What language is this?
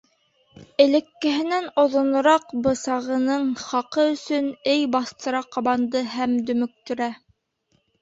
Bashkir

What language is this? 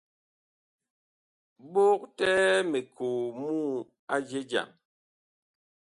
Bakoko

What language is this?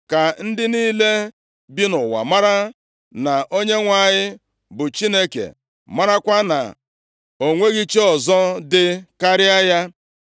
Igbo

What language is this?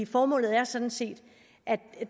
Danish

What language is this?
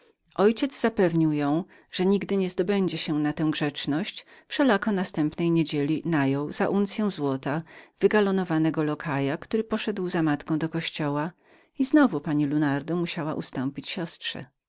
Polish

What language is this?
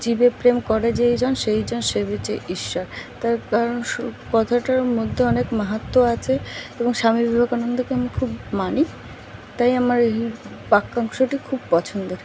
Bangla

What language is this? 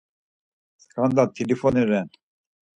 Laz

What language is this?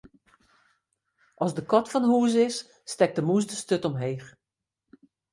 Western Frisian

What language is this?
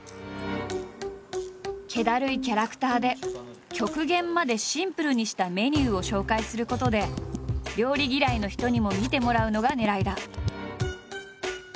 Japanese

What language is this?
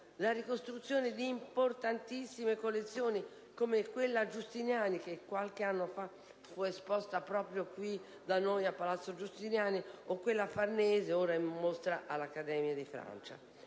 Italian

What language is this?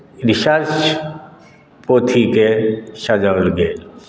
Maithili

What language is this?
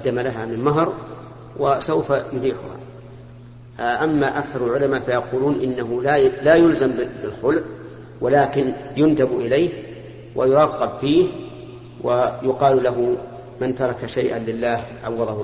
Arabic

